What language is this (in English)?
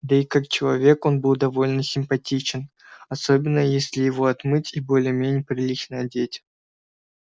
Russian